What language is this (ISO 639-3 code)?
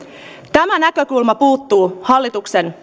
fin